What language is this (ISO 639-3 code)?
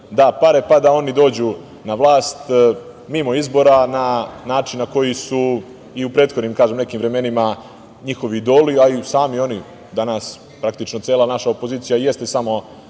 srp